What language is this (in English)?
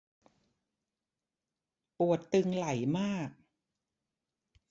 Thai